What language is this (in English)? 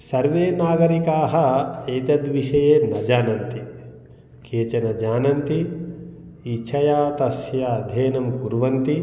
Sanskrit